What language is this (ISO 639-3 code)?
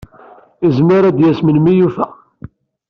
kab